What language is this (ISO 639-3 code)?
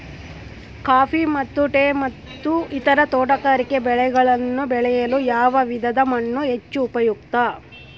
kan